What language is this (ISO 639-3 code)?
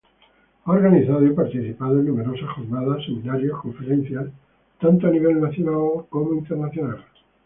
spa